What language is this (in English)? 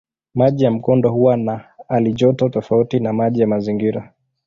Swahili